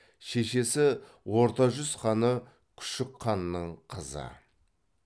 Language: Kazakh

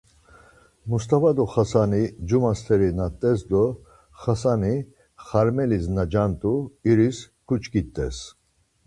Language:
Laz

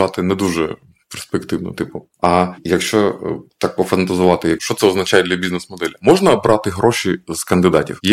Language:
Ukrainian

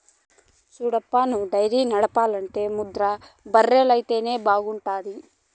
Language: Telugu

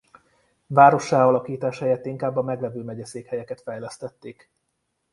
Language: Hungarian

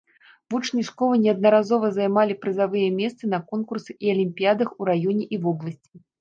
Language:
Belarusian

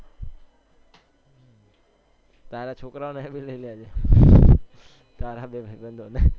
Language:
Gujarati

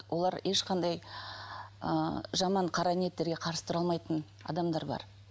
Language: Kazakh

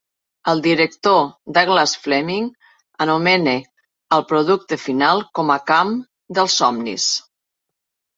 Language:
Catalan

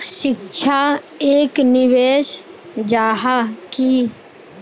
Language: Magahi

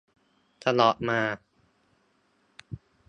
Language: Thai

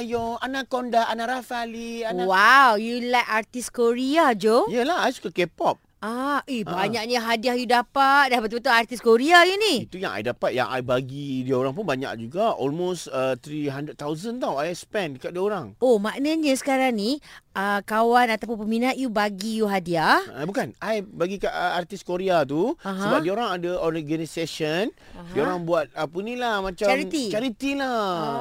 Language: Malay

